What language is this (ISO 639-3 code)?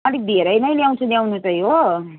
nep